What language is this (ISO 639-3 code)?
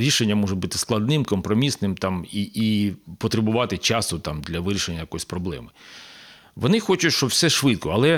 ukr